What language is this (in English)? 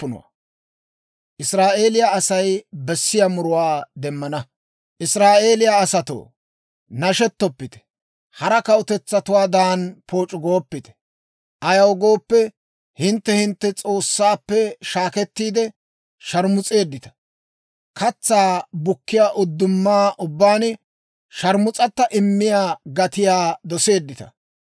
Dawro